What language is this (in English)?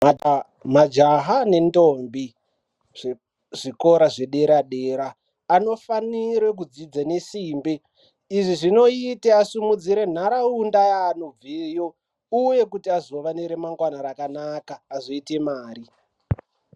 Ndau